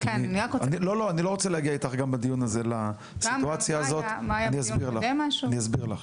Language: Hebrew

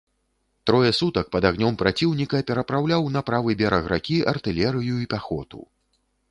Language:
Belarusian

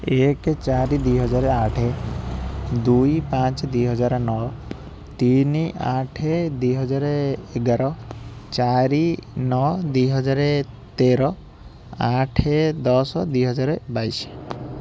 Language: Odia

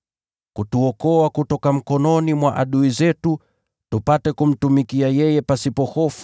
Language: Swahili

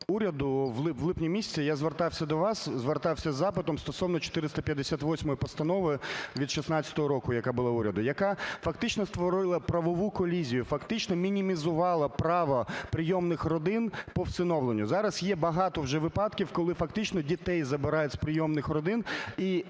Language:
Ukrainian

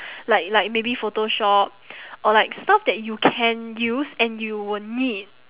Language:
English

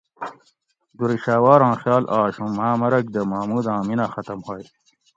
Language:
Gawri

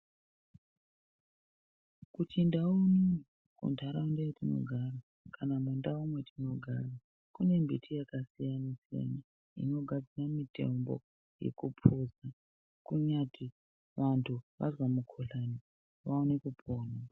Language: Ndau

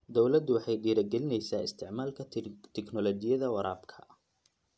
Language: Somali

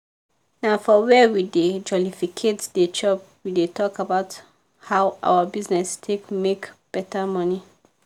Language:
Nigerian Pidgin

